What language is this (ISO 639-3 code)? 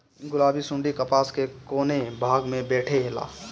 bho